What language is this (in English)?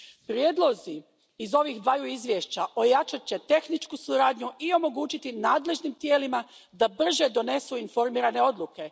Croatian